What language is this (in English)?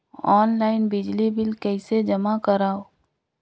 Chhattisgarhi